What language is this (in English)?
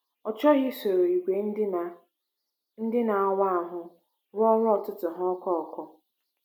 Igbo